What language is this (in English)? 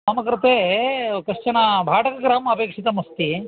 Sanskrit